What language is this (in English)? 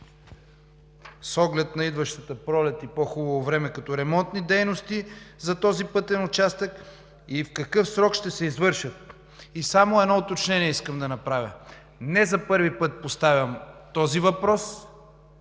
Bulgarian